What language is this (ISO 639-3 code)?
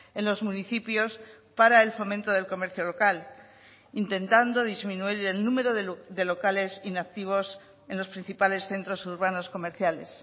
spa